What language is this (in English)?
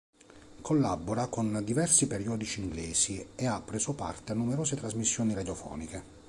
Italian